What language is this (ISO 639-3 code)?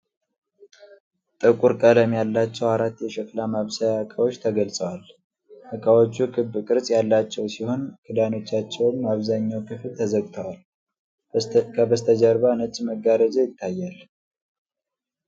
amh